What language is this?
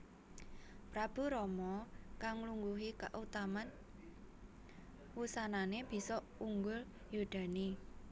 Javanese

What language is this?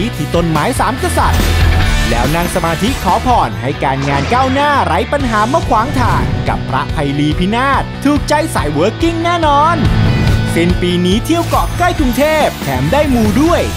Thai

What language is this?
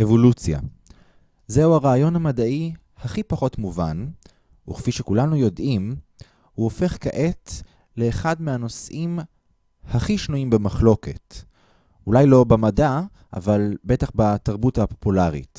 Hebrew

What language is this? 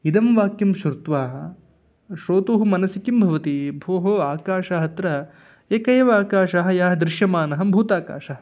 Sanskrit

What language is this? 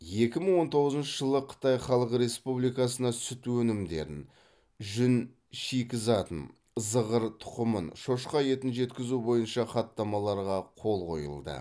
Kazakh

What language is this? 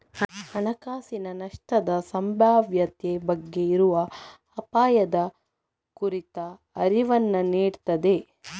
Kannada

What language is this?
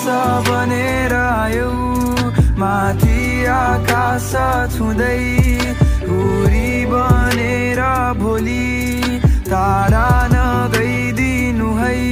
Indonesian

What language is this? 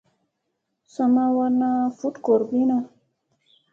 Musey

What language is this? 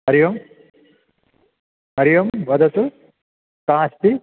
Sanskrit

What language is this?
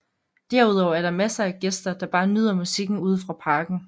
Danish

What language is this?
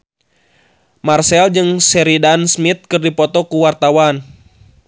Sundanese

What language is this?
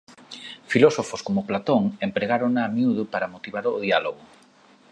Galician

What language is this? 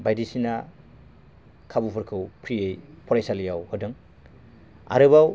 Bodo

